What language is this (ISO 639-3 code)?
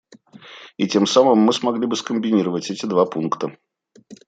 rus